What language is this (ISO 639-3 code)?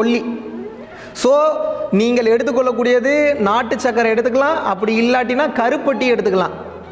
tam